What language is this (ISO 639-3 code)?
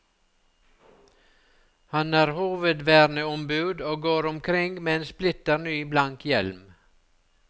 nor